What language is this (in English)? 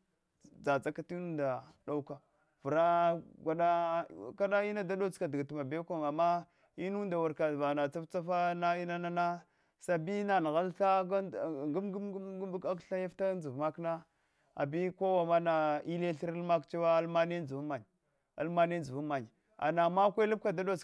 Hwana